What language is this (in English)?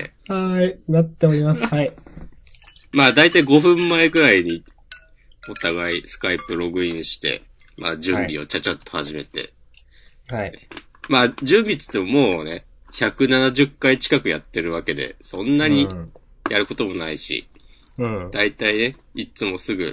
Japanese